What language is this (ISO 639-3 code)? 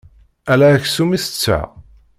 kab